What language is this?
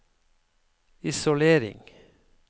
Norwegian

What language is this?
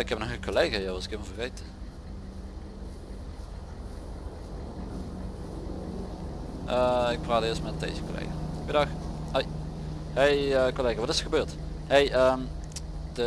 Dutch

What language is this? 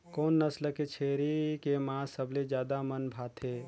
Chhattisgarhi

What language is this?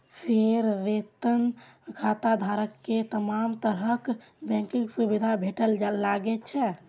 Maithili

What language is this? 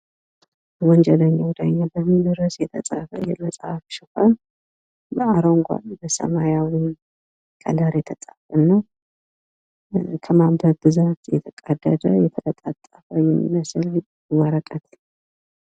Amharic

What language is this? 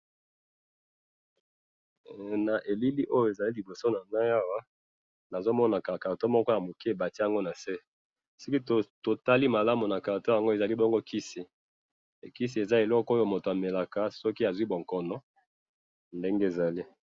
Lingala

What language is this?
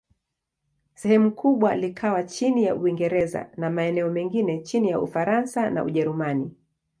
Swahili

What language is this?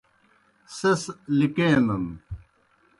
Kohistani Shina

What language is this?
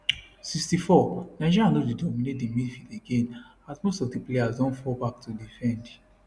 Nigerian Pidgin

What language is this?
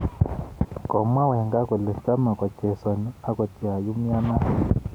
Kalenjin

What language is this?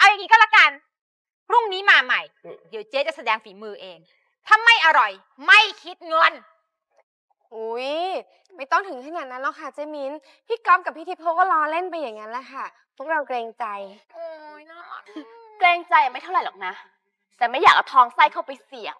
Thai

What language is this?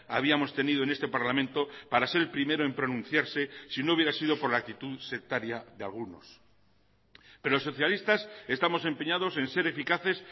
Spanish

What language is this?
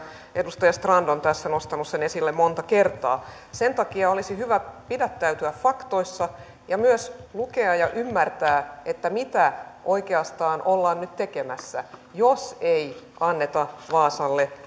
Finnish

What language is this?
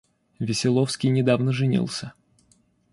Russian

